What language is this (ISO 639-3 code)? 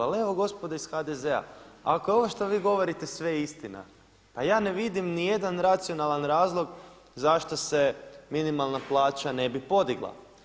hrv